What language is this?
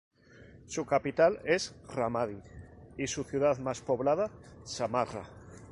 Spanish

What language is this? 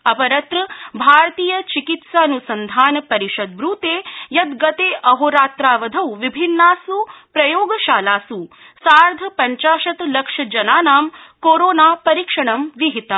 Sanskrit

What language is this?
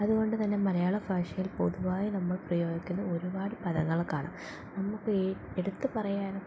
Malayalam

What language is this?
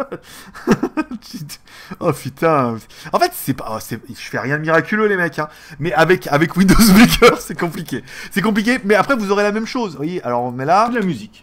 French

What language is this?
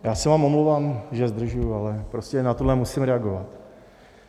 Czech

